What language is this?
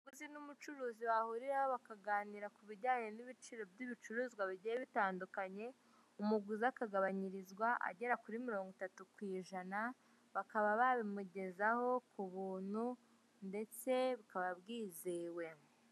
Kinyarwanda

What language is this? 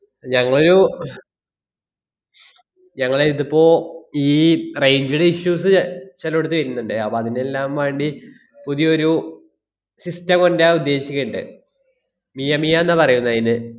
Malayalam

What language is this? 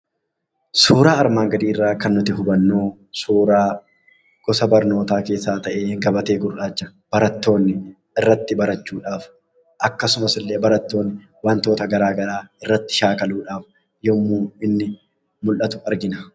Oromo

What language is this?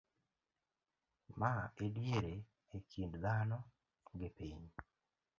Luo (Kenya and Tanzania)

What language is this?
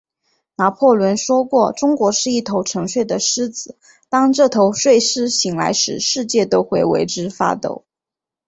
Chinese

